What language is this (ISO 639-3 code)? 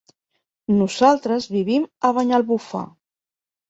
cat